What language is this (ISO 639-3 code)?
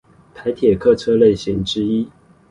zho